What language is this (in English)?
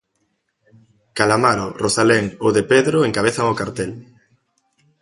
Galician